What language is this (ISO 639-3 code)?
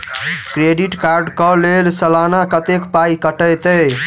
mai